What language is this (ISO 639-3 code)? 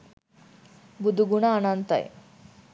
sin